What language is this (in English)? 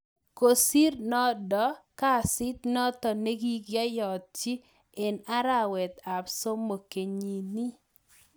Kalenjin